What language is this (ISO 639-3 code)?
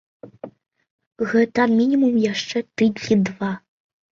bel